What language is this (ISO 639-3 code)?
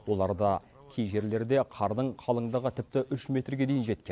kaz